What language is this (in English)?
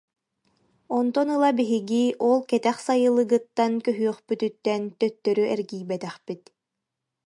Yakut